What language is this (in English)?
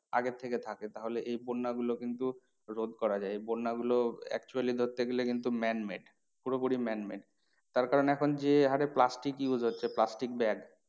Bangla